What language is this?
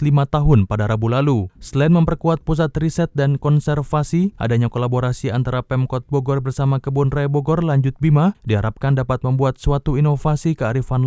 Indonesian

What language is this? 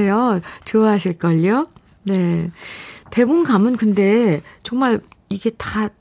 Korean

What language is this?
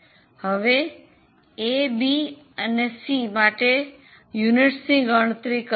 Gujarati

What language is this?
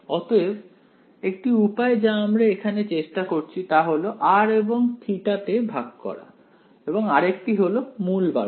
Bangla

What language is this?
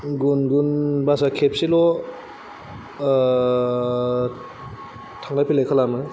Bodo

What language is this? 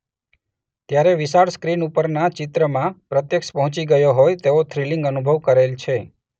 Gujarati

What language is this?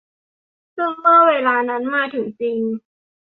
Thai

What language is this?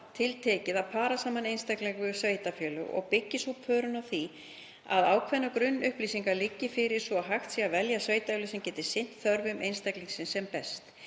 Icelandic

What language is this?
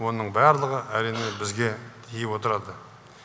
Kazakh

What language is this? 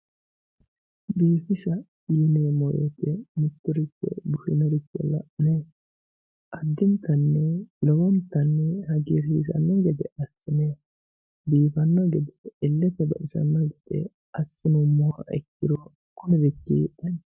Sidamo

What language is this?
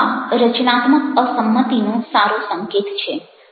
Gujarati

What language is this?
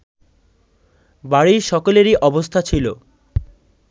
Bangla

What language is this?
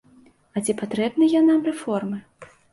Belarusian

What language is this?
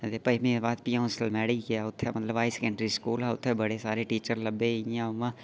Dogri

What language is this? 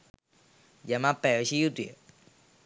Sinhala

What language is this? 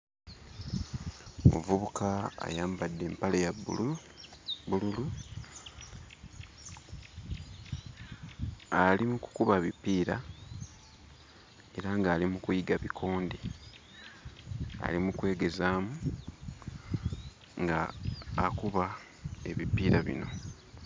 Ganda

